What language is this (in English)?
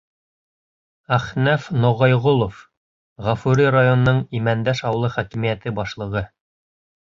Bashkir